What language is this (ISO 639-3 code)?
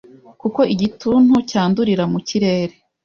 kin